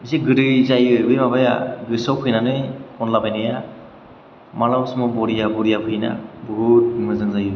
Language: Bodo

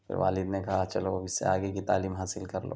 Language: Urdu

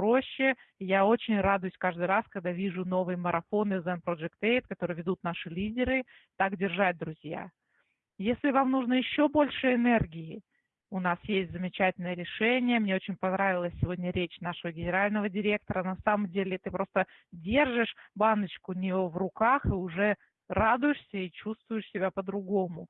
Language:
Russian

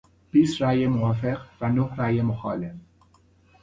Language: Persian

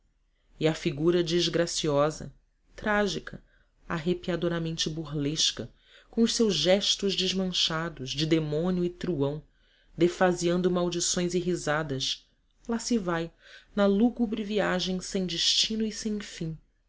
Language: Portuguese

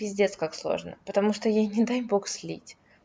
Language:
Russian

